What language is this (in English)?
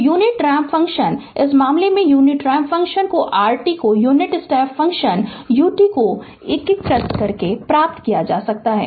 Hindi